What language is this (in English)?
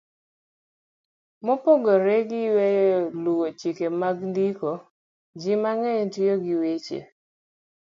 Luo (Kenya and Tanzania)